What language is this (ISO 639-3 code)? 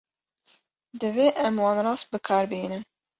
kur